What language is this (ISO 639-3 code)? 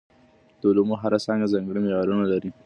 pus